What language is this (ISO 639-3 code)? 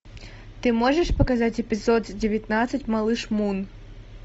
rus